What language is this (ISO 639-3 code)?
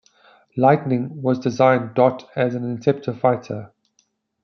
eng